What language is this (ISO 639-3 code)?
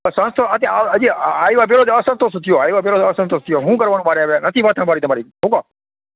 guj